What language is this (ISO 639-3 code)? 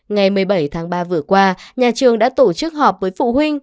vie